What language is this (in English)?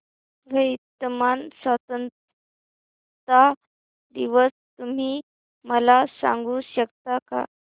Marathi